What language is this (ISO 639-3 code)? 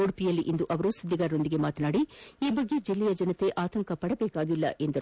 kan